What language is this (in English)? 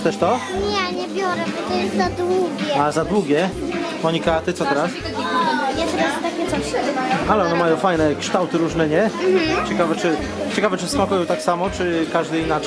Polish